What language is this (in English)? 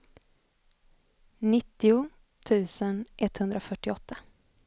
Swedish